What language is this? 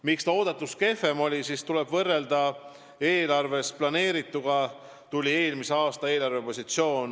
Estonian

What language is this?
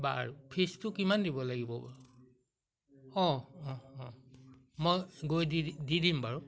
Assamese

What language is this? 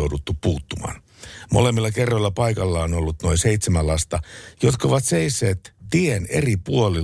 Finnish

